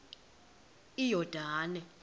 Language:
Xhosa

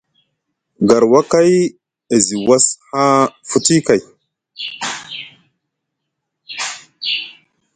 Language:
Musgu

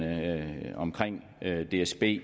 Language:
Danish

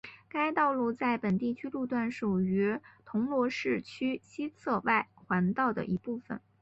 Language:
Chinese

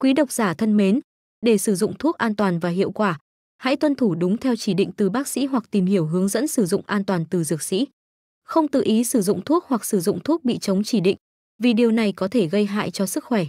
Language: Vietnamese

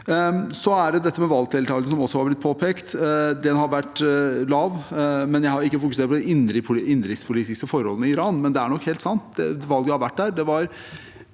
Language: Norwegian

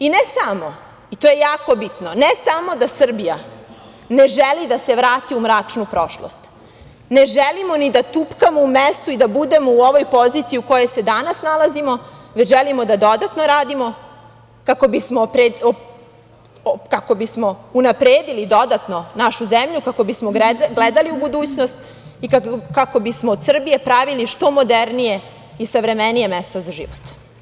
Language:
Serbian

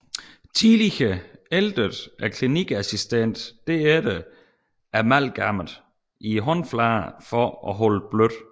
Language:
Danish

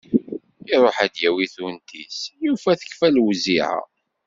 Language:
Kabyle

